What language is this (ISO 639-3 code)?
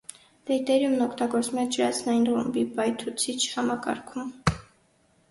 hye